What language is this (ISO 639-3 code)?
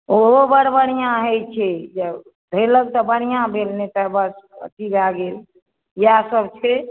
mai